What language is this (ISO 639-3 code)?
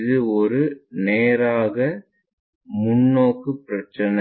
tam